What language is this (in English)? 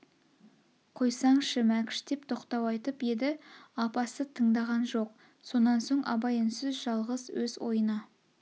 Kazakh